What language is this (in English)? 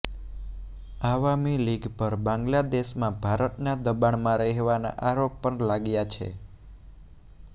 Gujarati